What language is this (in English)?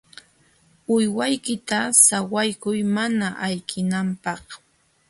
Jauja Wanca Quechua